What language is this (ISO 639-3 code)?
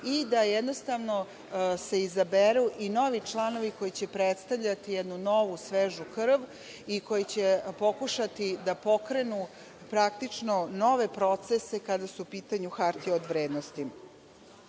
srp